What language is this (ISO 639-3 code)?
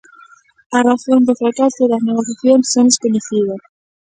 glg